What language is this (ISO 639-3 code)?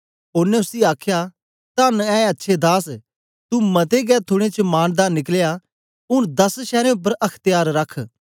doi